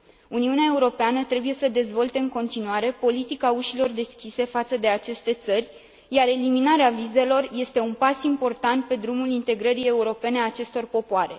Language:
Romanian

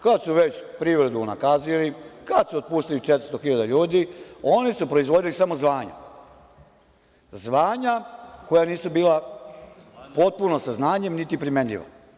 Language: Serbian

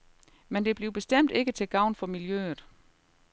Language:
Danish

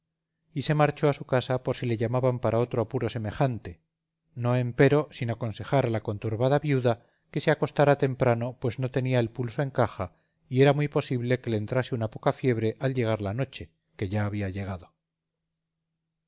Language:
Spanish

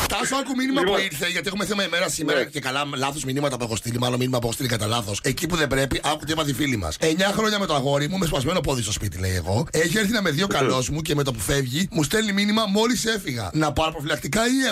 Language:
Greek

